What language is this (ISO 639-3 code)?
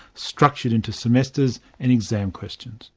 eng